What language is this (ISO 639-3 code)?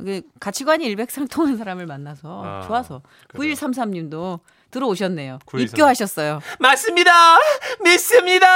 kor